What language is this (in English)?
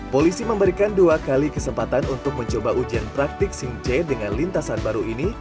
Indonesian